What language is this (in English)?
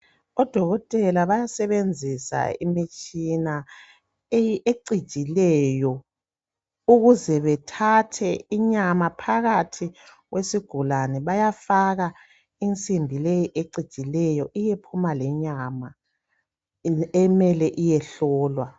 North Ndebele